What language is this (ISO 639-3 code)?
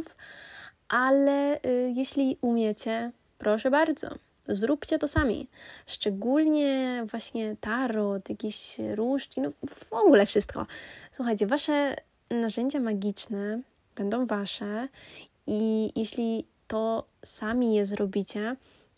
pol